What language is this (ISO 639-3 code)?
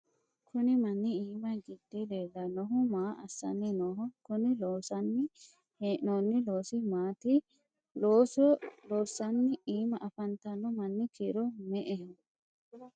sid